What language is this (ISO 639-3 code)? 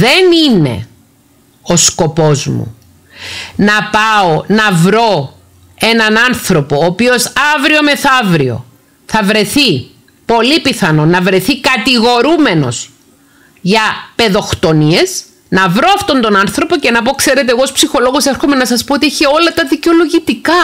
ell